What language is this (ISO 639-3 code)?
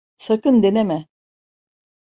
tur